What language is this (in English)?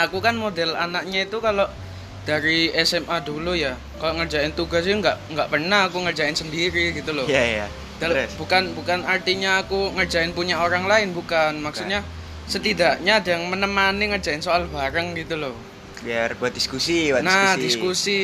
Indonesian